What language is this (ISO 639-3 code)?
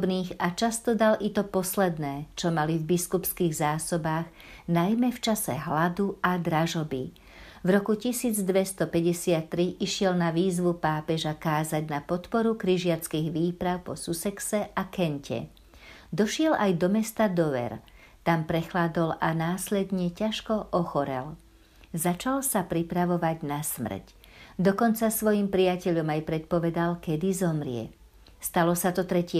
slk